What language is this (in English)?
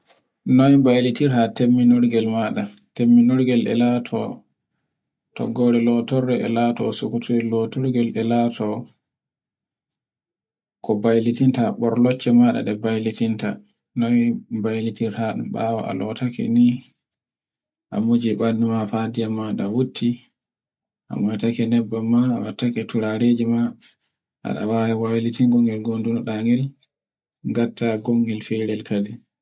Borgu Fulfulde